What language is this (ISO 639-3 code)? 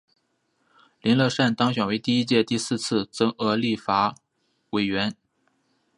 zho